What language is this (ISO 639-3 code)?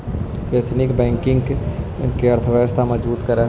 mag